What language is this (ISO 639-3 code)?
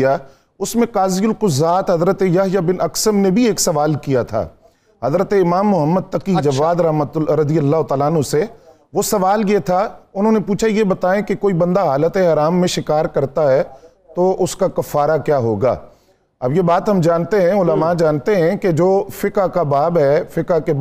urd